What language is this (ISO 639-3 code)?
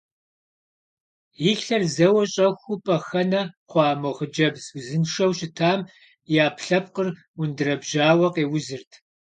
kbd